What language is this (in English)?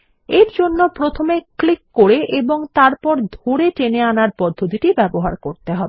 Bangla